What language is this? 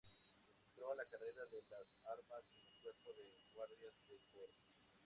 Spanish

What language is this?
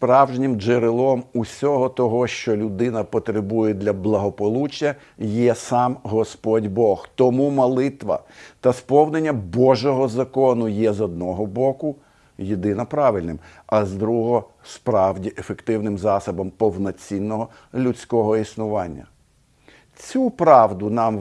Ukrainian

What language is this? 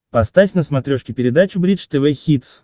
Russian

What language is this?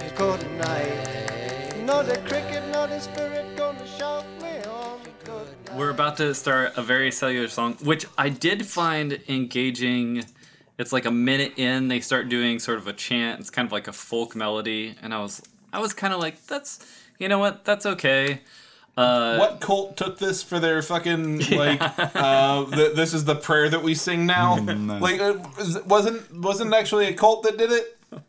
English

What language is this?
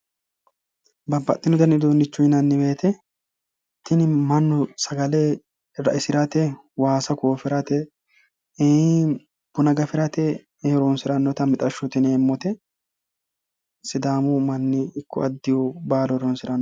Sidamo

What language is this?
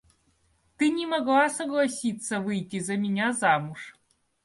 Russian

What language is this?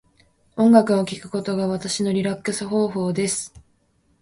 Japanese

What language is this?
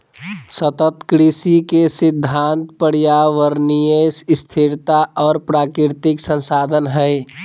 Magahi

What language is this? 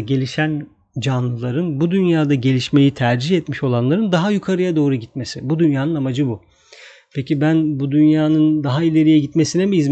Turkish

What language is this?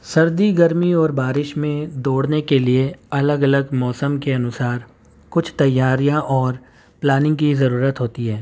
Urdu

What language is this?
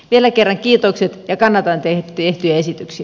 Finnish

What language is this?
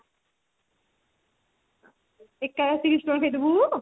Odia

